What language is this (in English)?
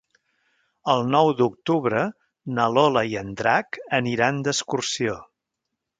Catalan